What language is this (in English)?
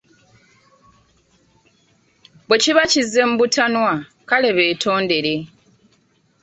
Ganda